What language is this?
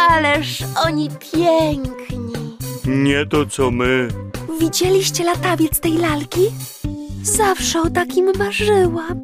Polish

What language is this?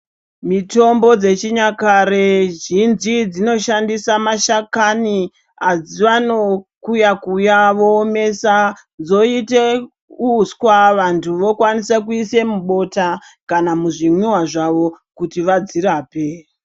Ndau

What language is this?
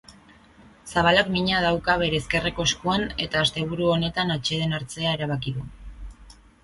Basque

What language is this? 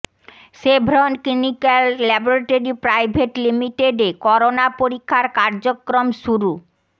Bangla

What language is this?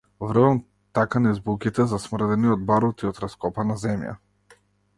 Macedonian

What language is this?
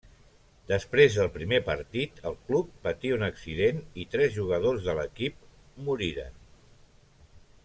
Catalan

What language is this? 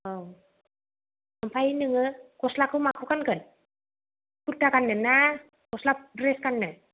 Bodo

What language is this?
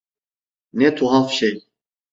Turkish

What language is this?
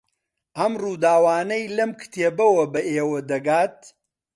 Central Kurdish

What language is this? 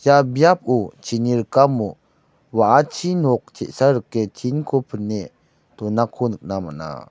Garo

